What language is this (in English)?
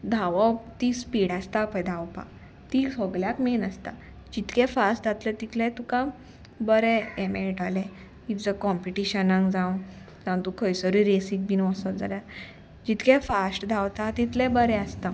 Konkani